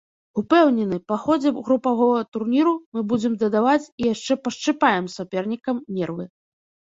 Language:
Belarusian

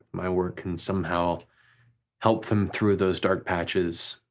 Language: English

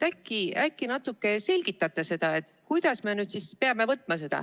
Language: Estonian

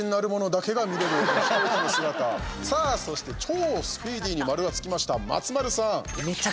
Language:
Japanese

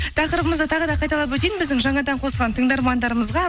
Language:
Kazakh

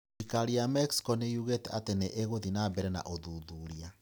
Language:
Kikuyu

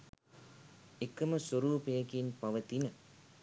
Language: Sinhala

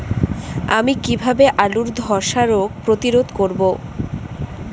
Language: Bangla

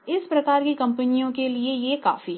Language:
Hindi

